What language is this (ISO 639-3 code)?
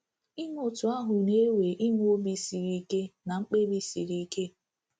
ibo